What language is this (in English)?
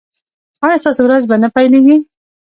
Pashto